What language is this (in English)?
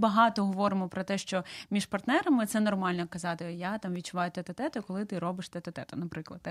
Ukrainian